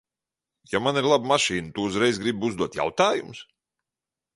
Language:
Latvian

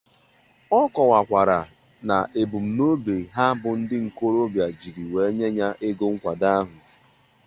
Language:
Igbo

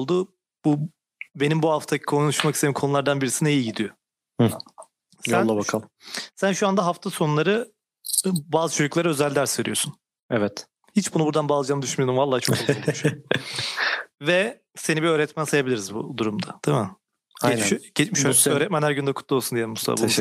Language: Turkish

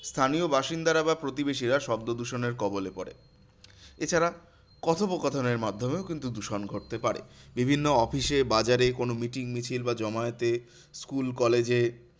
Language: Bangla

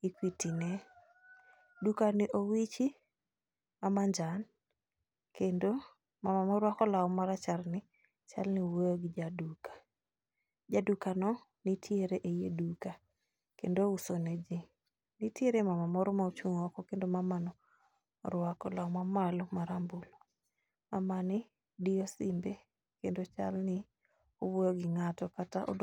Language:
Luo (Kenya and Tanzania)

